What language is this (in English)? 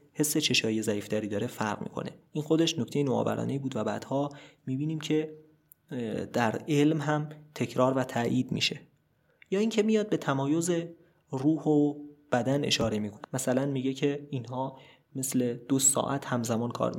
Persian